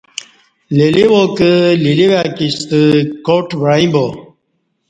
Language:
Kati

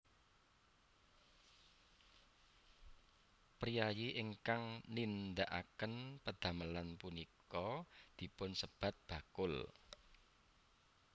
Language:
Javanese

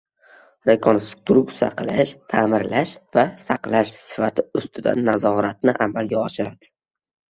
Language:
Uzbek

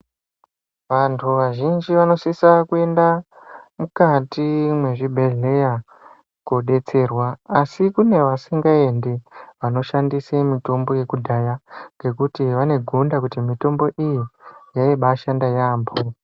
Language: Ndau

